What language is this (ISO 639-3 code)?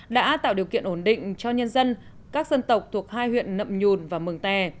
vie